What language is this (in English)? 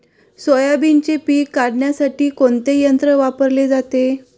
Marathi